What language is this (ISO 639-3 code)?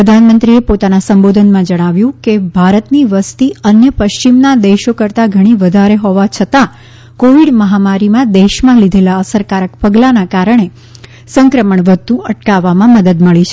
guj